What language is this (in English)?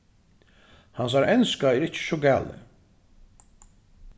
Faroese